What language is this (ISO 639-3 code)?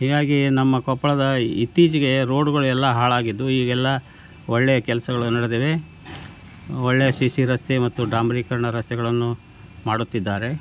kan